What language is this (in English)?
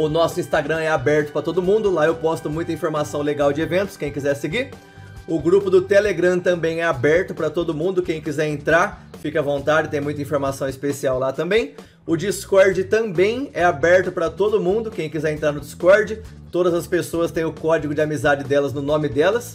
Portuguese